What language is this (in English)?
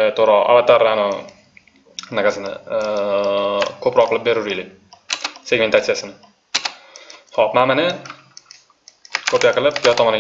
Turkish